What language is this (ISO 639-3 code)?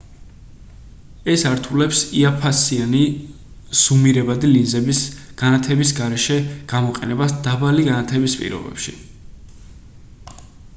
kat